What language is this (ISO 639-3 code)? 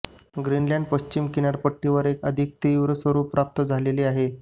mar